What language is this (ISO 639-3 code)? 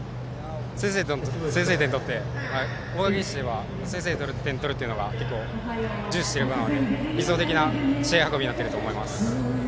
jpn